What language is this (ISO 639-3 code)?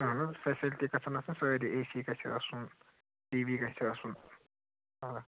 kas